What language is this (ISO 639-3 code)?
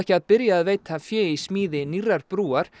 isl